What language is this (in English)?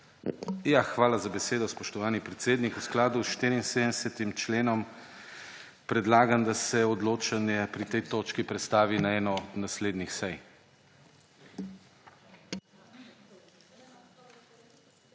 Slovenian